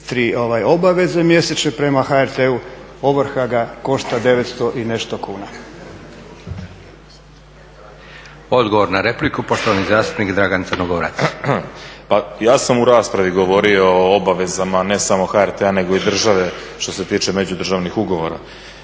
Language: Croatian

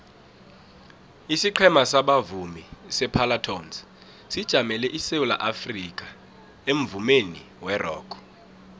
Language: South Ndebele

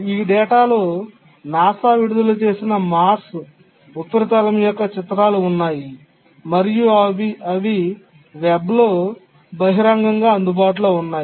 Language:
Telugu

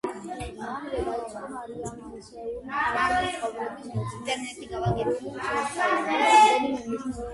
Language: Georgian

